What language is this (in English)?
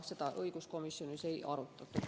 Estonian